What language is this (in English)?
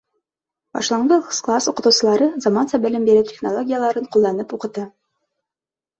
Bashkir